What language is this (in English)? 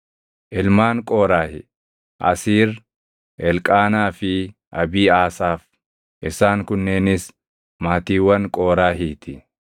Oromo